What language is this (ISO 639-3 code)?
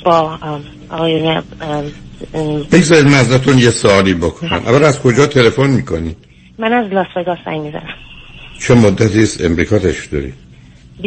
fas